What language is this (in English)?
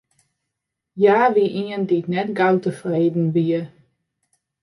Western Frisian